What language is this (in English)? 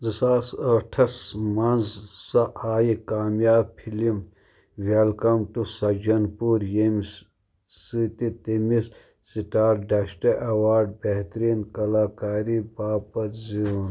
Kashmiri